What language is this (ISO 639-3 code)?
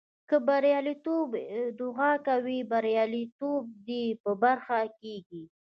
pus